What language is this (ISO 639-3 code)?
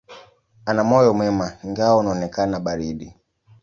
swa